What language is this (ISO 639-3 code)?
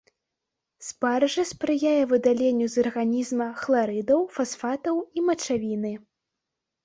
bel